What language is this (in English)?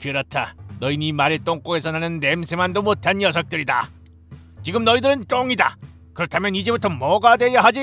Korean